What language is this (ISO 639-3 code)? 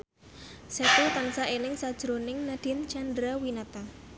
jav